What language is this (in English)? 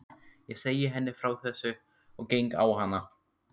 Icelandic